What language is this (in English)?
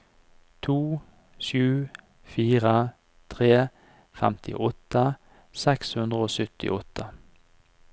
Norwegian